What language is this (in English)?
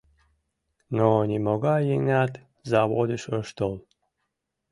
Mari